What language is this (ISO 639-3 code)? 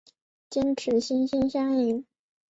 zho